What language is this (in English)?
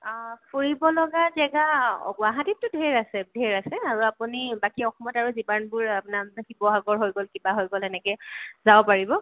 Assamese